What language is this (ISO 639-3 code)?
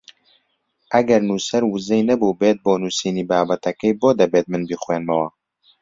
ckb